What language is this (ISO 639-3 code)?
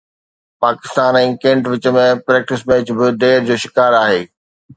snd